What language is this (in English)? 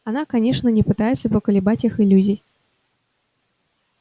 Russian